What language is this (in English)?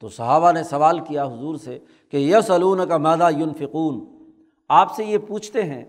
Urdu